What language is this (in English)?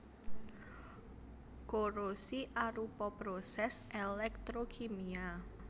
Javanese